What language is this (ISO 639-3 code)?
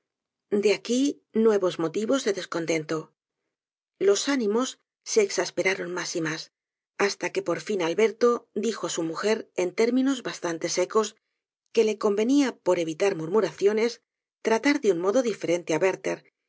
spa